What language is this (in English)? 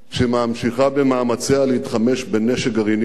Hebrew